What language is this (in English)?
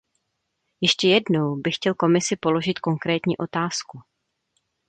Czech